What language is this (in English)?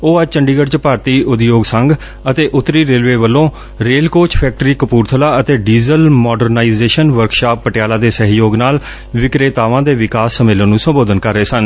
Punjabi